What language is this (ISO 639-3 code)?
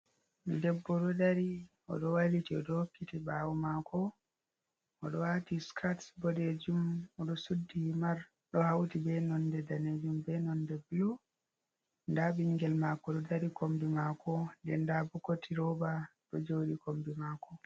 ful